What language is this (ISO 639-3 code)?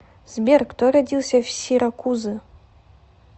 rus